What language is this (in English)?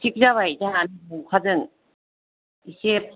Bodo